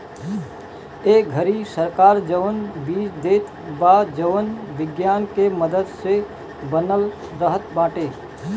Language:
Bhojpuri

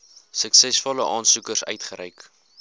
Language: Afrikaans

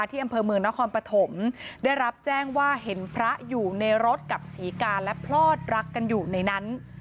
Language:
Thai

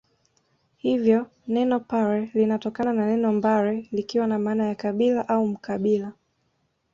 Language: Swahili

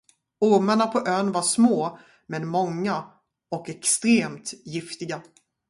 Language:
Swedish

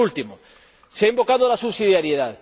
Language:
Spanish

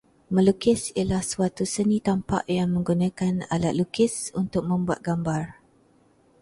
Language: Malay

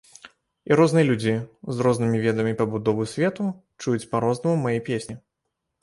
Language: Belarusian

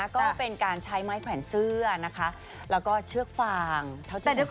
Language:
Thai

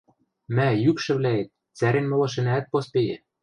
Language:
Western Mari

